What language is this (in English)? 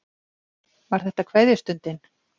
Icelandic